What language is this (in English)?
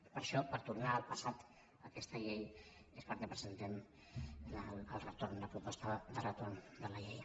Catalan